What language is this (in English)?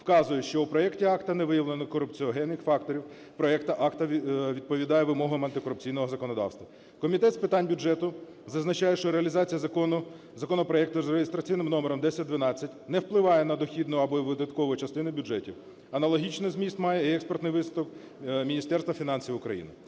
Ukrainian